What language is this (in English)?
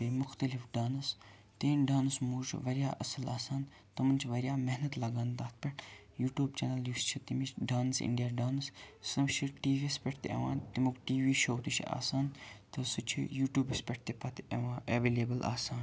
Kashmiri